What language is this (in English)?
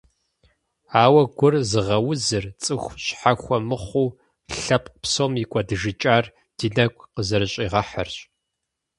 Kabardian